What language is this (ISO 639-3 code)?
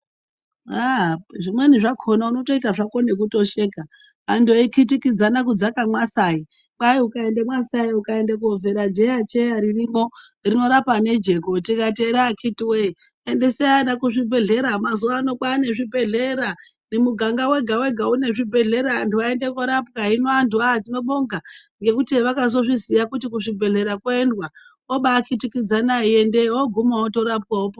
ndc